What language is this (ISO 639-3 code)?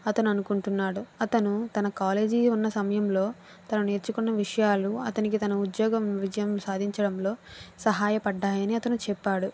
tel